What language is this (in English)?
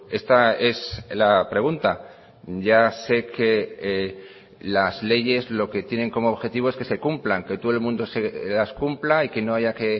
Spanish